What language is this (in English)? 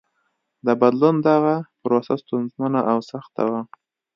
Pashto